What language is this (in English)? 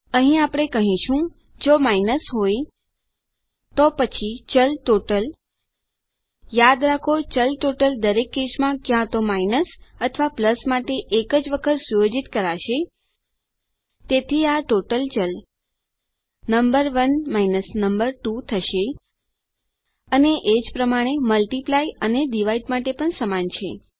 Gujarati